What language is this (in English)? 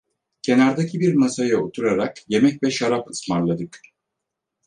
Turkish